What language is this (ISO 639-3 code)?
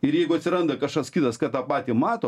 lit